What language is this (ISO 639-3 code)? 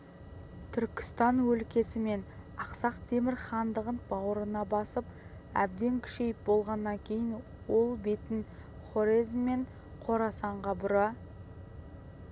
kaz